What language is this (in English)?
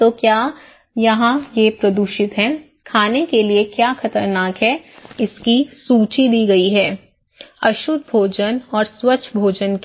Hindi